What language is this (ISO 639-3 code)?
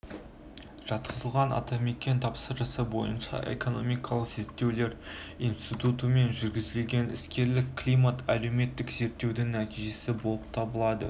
kaz